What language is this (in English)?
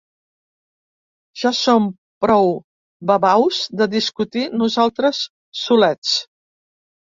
Catalan